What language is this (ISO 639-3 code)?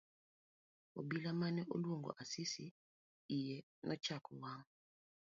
luo